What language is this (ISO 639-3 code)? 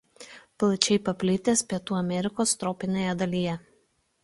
lit